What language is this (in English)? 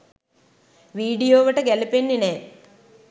Sinhala